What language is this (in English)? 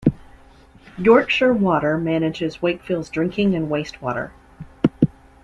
English